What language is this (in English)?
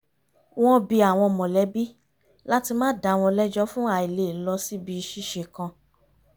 Yoruba